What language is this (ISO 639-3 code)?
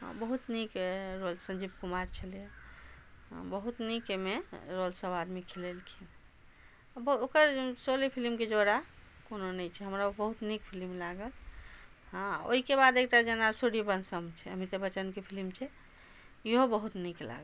mai